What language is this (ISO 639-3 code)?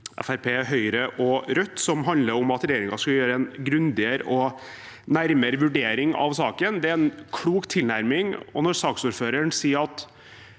nor